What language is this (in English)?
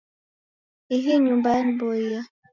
Taita